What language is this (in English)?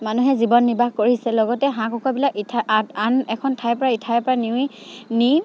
Assamese